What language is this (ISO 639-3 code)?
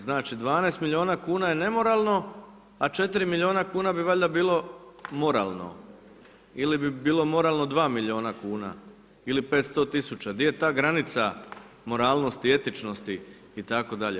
hrv